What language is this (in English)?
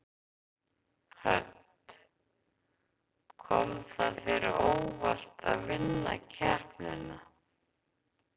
Icelandic